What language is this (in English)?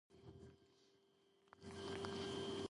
Georgian